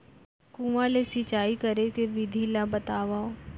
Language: Chhattisgarhi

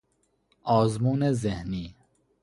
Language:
Persian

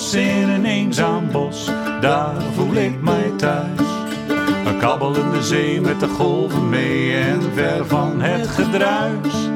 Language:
Dutch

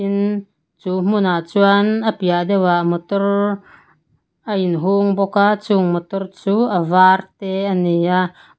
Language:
Mizo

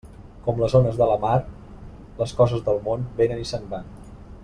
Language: Catalan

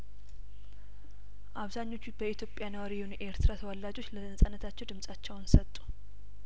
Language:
Amharic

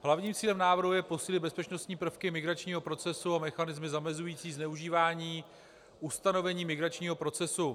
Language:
Czech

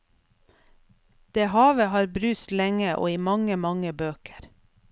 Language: Norwegian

